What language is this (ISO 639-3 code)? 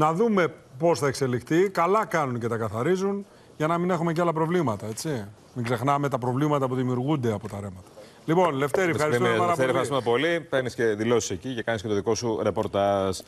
ell